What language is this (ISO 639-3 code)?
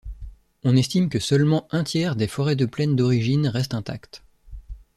fra